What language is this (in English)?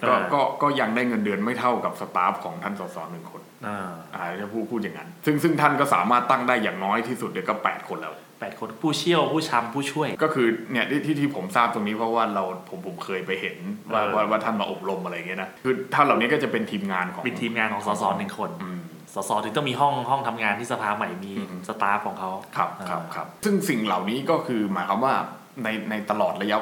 Thai